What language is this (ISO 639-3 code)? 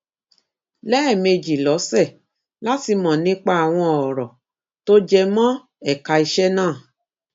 yor